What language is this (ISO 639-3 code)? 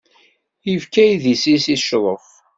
kab